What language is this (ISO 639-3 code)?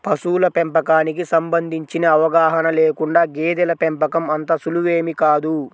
tel